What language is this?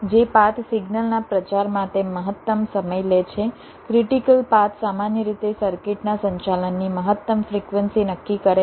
Gujarati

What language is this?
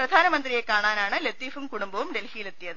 Malayalam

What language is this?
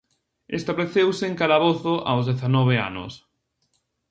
Galician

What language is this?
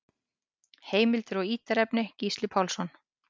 Icelandic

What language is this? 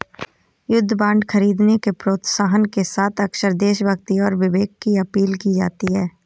Hindi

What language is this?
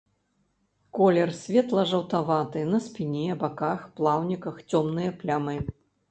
Belarusian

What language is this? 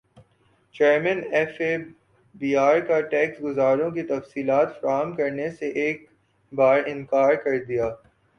Urdu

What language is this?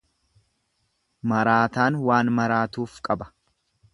Oromo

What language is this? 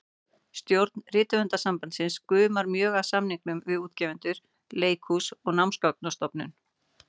Icelandic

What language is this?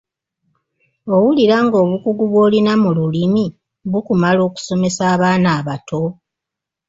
Ganda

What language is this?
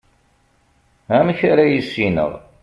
Kabyle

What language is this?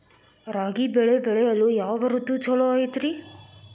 Kannada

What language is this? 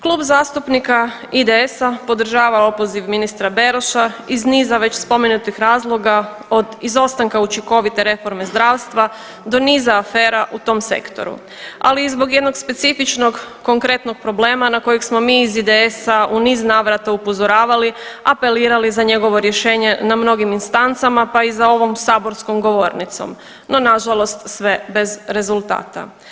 Croatian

